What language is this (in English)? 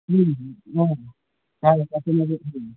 Telugu